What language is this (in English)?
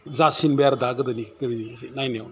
Bodo